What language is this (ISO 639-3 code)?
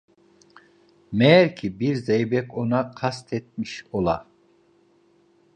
tur